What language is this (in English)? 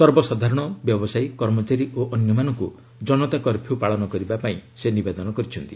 Odia